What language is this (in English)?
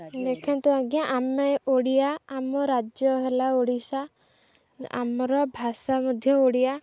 Odia